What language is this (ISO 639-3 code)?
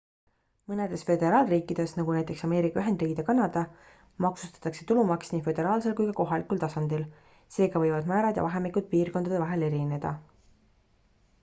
est